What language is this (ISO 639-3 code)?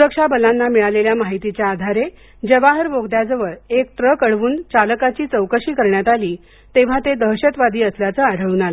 mar